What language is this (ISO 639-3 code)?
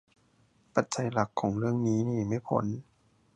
tha